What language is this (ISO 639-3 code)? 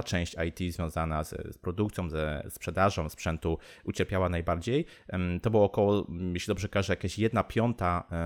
pol